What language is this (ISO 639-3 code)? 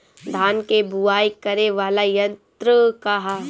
bho